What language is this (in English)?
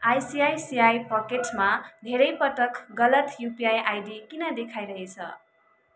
Nepali